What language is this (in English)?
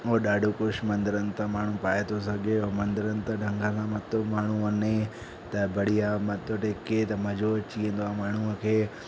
Sindhi